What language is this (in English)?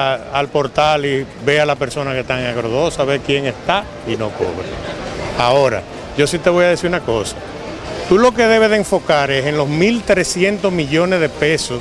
Spanish